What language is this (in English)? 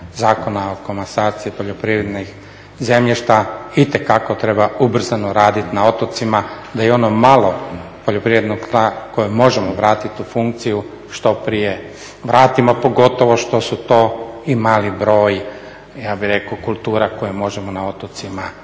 Croatian